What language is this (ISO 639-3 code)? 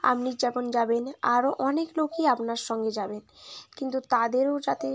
ben